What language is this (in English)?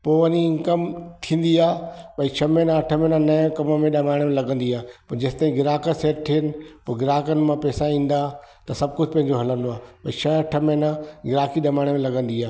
Sindhi